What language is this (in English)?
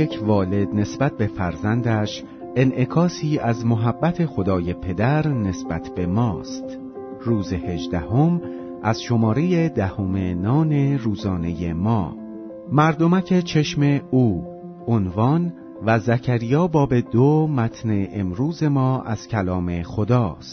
Persian